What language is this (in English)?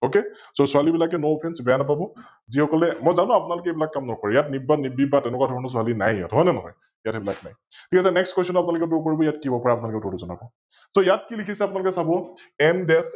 Assamese